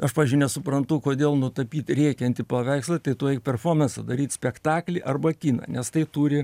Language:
Lithuanian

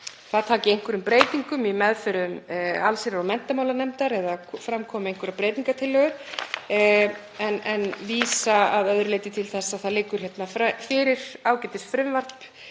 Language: Icelandic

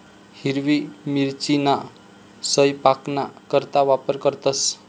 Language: Marathi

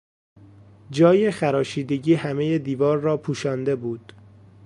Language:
Persian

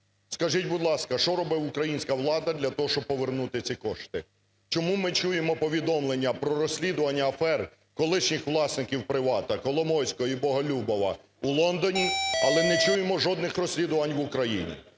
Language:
Ukrainian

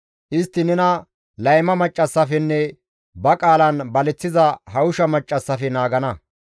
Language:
Gamo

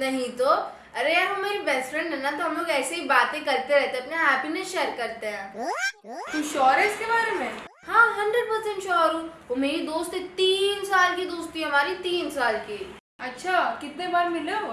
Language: Hindi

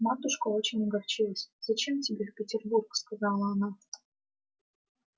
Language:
Russian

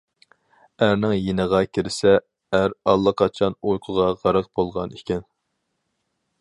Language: Uyghur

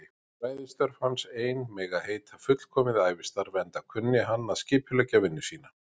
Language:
Icelandic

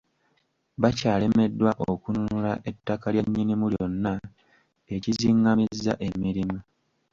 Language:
Ganda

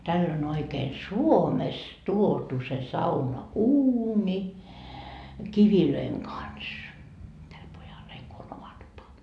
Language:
Finnish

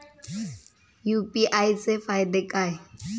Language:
Marathi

